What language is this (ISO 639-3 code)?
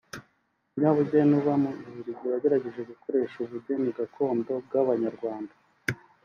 kin